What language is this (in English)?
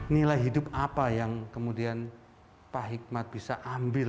Indonesian